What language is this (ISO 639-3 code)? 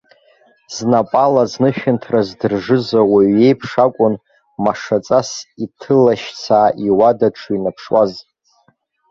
abk